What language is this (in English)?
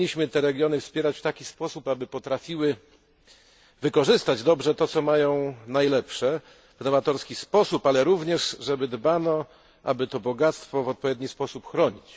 Polish